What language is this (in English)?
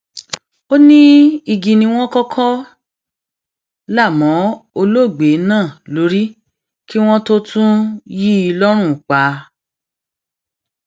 Yoruba